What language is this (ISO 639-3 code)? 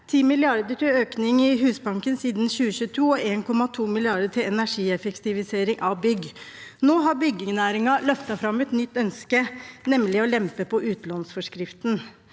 nor